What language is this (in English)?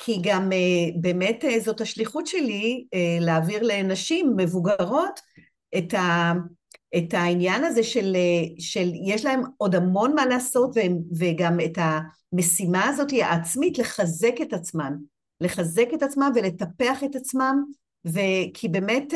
Hebrew